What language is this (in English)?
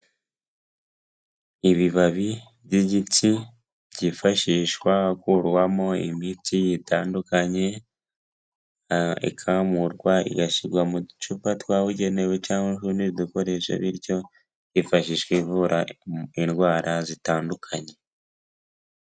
Kinyarwanda